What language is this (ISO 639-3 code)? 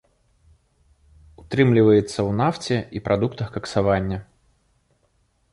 bel